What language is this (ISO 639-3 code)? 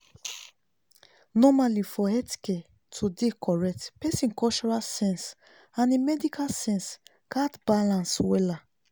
pcm